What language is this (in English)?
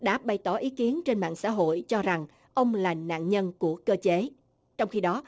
Vietnamese